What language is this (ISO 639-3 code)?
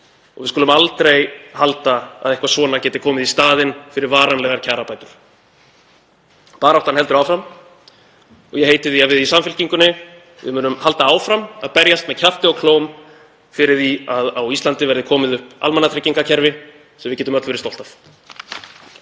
isl